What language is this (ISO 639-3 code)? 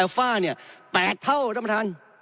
tha